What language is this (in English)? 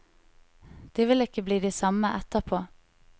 Norwegian